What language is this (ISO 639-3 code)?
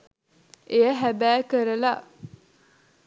sin